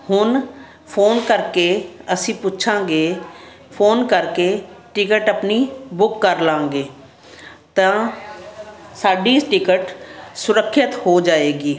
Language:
Punjabi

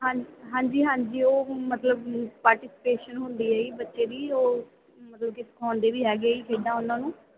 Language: Punjabi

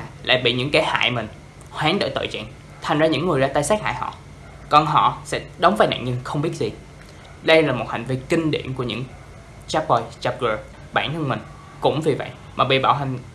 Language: Vietnamese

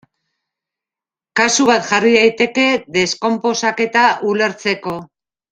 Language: Basque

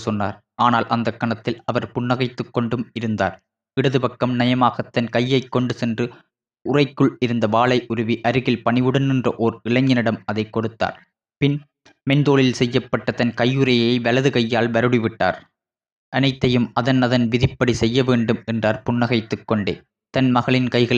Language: Tamil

